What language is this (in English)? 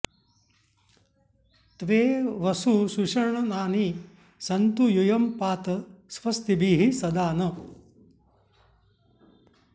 Sanskrit